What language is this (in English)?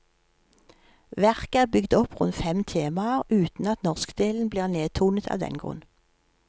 Norwegian